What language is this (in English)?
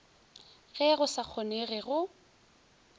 Northern Sotho